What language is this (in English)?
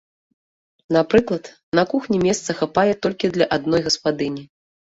Belarusian